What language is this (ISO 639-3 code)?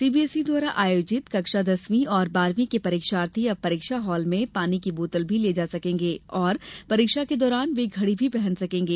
hin